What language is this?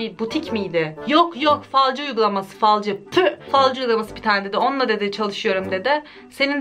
Turkish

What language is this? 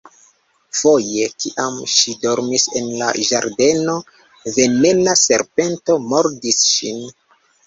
Esperanto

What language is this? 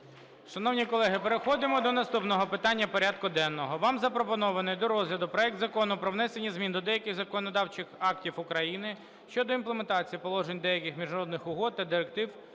Ukrainian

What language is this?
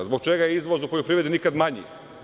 Serbian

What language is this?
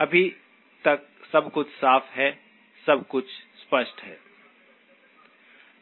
Hindi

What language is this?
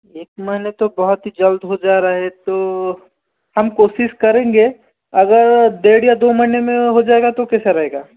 Hindi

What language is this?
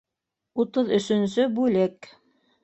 Bashkir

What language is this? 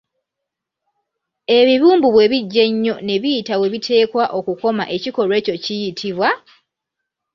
Ganda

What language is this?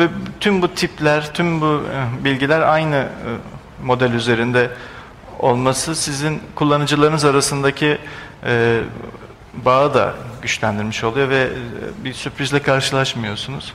Turkish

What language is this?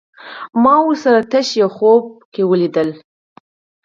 Pashto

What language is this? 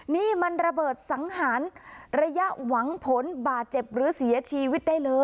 Thai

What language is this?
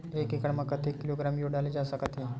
Chhattisgarhi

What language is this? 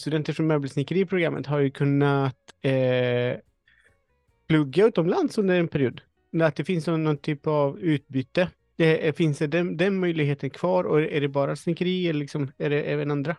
Swedish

